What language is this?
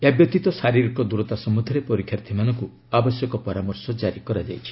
Odia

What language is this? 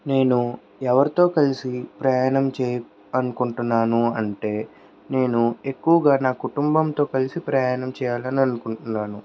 Telugu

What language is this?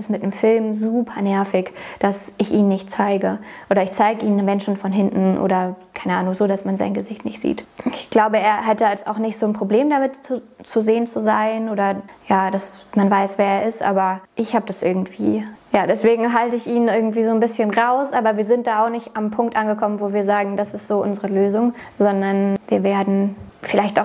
German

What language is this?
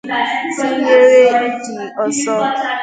Igbo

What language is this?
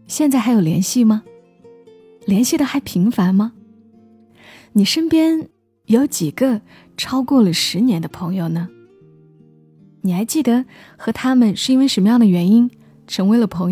Chinese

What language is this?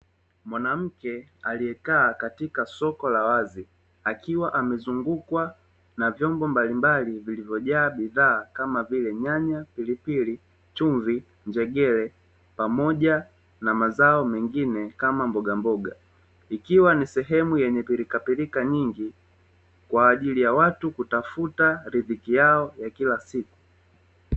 Swahili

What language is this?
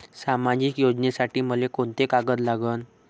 Marathi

